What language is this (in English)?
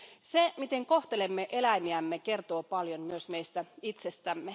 Finnish